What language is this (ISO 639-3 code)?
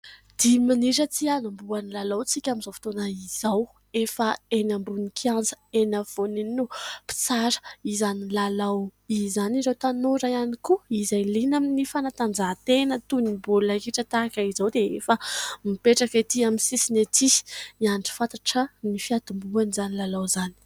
mlg